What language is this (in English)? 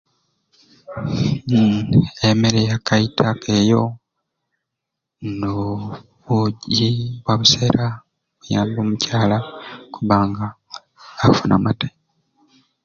Ruuli